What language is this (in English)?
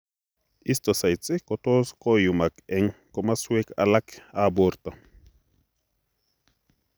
Kalenjin